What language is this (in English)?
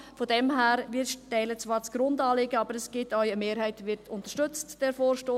Swiss German